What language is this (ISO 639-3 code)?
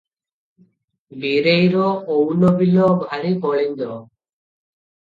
ori